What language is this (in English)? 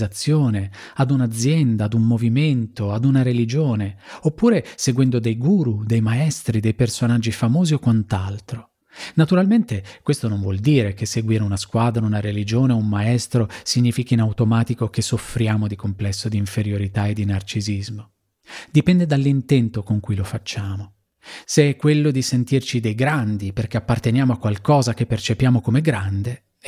Italian